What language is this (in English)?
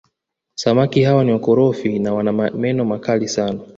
Swahili